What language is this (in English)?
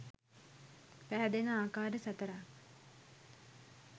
Sinhala